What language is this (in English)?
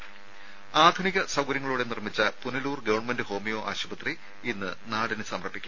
Malayalam